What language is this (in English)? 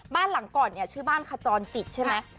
Thai